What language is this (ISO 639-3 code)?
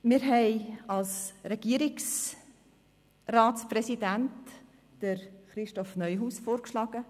gsw